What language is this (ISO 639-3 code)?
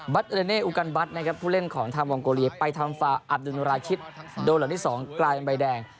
tha